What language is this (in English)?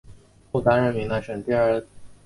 Chinese